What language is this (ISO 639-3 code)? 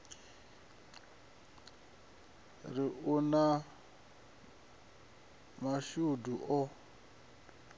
ven